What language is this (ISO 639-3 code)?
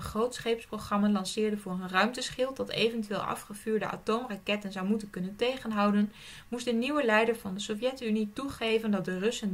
nld